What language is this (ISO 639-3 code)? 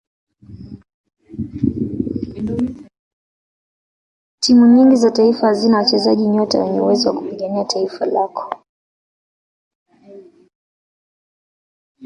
swa